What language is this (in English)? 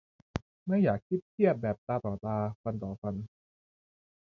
Thai